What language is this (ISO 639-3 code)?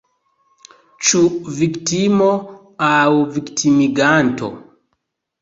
epo